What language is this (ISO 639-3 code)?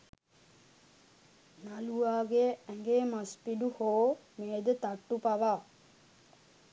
sin